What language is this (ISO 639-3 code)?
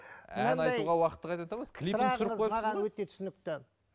kaz